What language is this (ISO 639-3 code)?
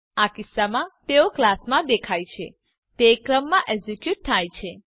guj